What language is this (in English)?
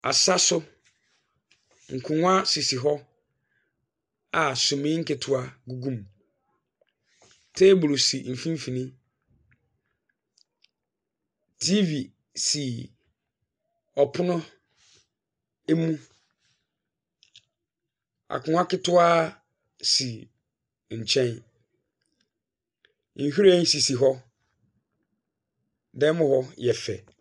Akan